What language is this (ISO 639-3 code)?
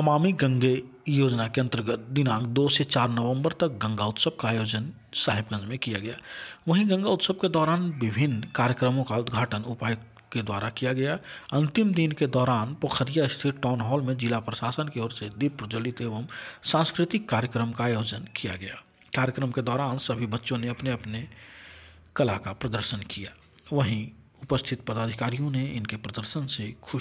hin